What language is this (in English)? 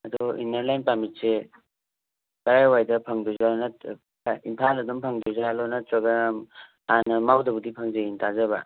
Manipuri